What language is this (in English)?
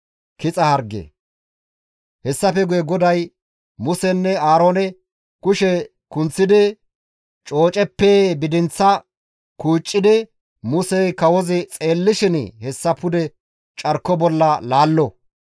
Gamo